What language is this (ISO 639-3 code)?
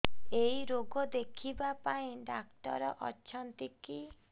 ori